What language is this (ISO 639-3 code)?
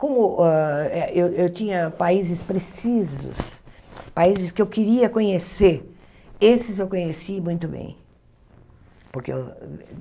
por